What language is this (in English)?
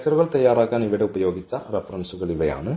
Malayalam